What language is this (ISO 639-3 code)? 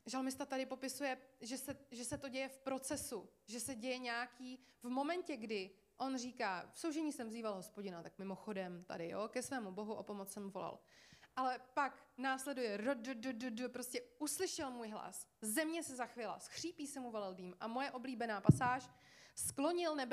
ces